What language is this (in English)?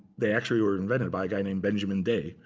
English